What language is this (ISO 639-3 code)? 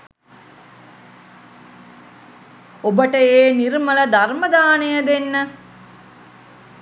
sin